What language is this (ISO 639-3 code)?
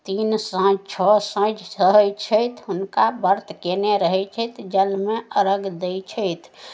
mai